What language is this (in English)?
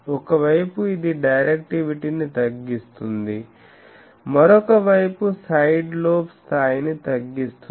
Telugu